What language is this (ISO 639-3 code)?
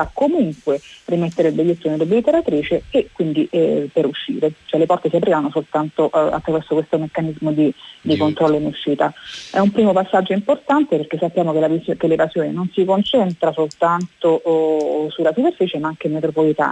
ita